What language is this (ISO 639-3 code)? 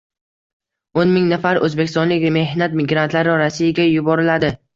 uzb